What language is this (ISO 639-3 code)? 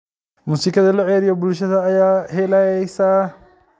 som